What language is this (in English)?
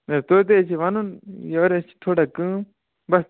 Kashmiri